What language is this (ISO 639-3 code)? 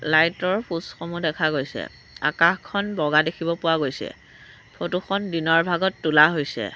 asm